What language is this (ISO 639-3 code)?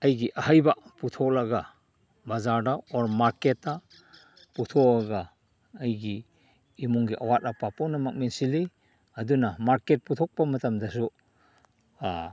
mni